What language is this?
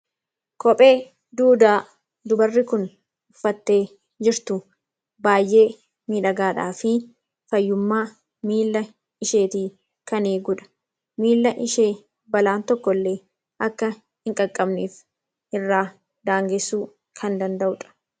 Oromo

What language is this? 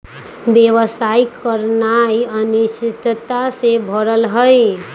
Magahi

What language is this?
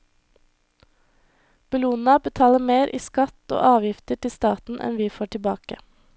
Norwegian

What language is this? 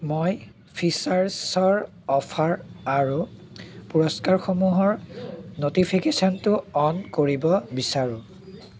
Assamese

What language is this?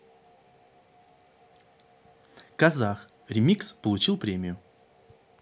Russian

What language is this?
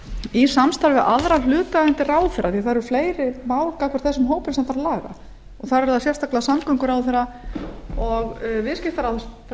Icelandic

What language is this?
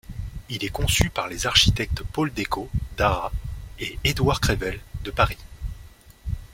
French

